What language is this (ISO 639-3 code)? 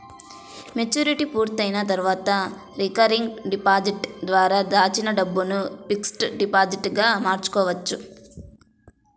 tel